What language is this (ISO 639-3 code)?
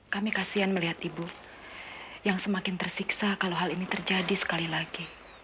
ind